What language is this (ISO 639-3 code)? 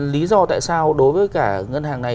vie